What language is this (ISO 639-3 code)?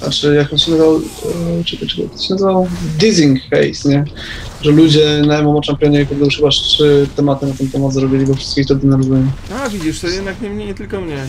pol